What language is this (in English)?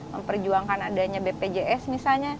Indonesian